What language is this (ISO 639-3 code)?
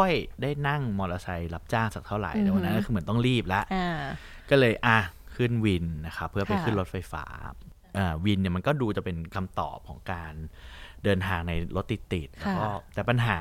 tha